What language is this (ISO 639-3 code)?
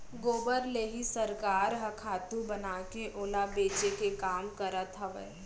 hne